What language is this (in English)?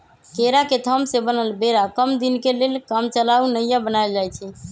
Magahi